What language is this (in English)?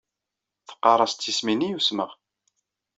Kabyle